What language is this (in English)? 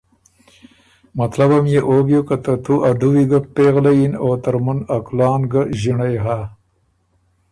Ormuri